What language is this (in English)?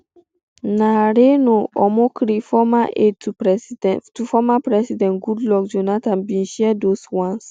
Nigerian Pidgin